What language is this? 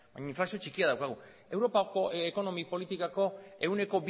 Basque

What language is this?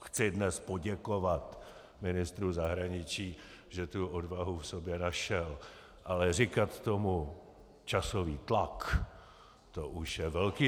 Czech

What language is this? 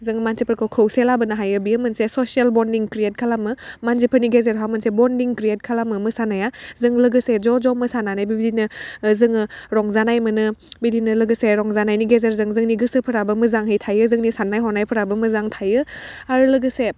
Bodo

